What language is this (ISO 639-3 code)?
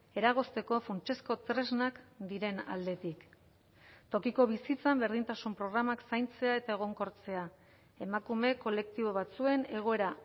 eus